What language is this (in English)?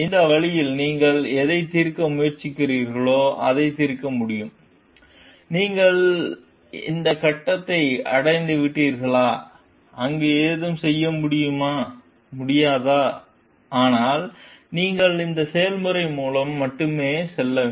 Tamil